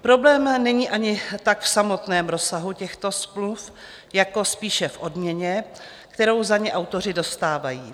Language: Czech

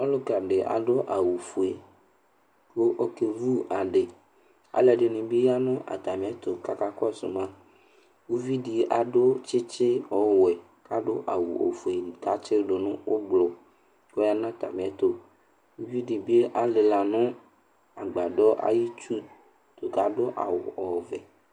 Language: Ikposo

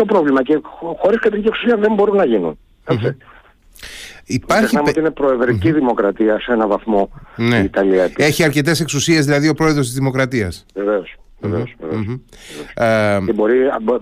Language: Greek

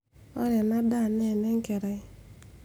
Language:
Masai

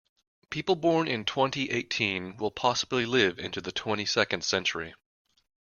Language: English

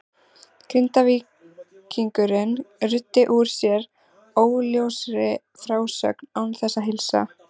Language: Icelandic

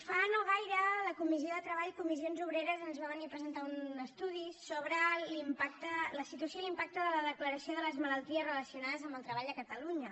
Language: Catalan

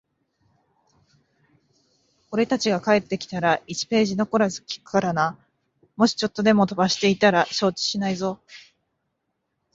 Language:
Japanese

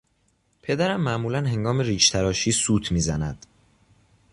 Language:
Persian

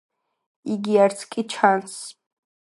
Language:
Georgian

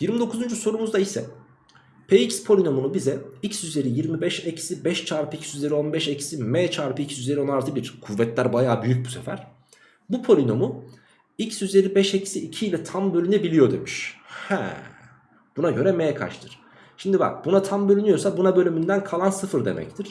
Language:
Turkish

